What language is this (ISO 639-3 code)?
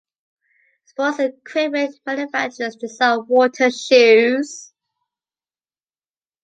eng